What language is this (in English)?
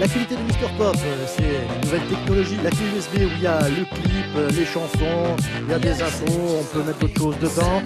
French